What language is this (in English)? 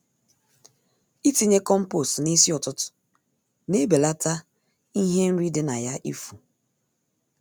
Igbo